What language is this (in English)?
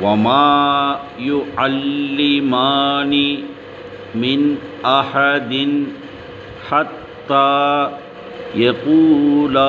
Indonesian